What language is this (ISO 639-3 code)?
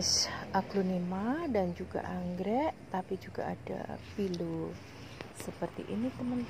ind